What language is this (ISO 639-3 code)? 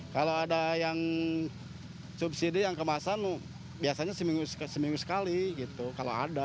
ind